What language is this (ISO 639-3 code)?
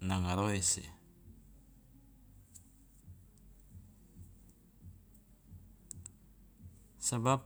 loa